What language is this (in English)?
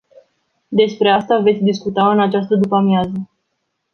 Romanian